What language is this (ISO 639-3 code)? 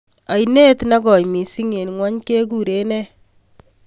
kln